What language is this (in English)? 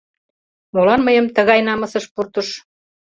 Mari